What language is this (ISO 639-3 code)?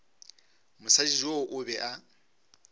nso